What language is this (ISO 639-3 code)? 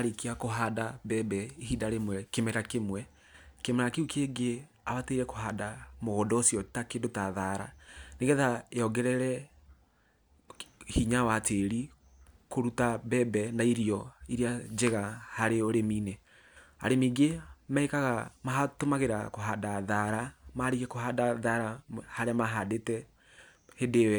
kik